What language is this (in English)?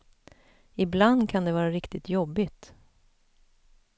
Swedish